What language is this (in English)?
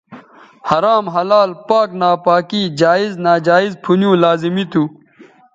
Bateri